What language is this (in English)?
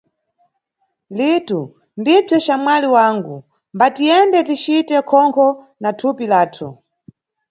Nyungwe